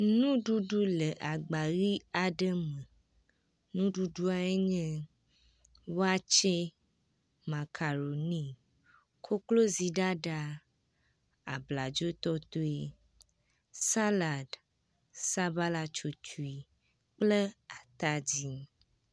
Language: Ewe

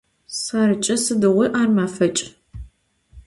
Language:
Adyghe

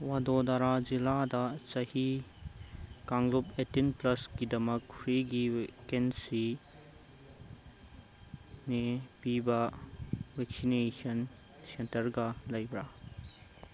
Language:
Manipuri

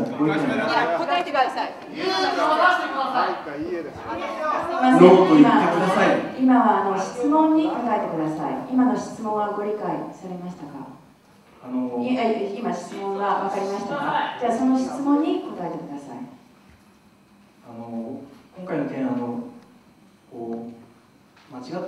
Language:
Japanese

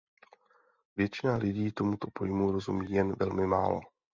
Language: Czech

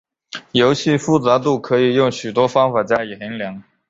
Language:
Chinese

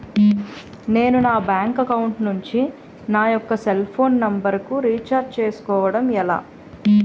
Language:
Telugu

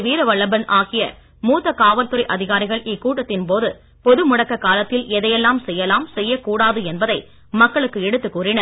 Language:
Tamil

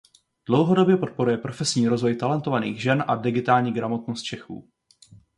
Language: Czech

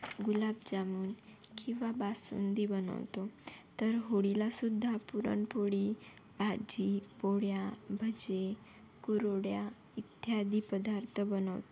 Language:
Marathi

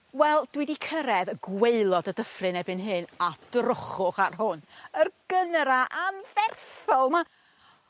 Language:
Welsh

